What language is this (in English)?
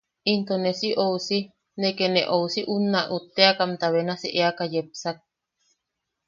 Yaqui